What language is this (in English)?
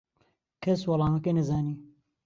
Central Kurdish